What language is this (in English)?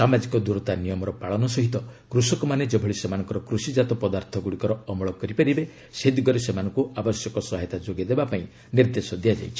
Odia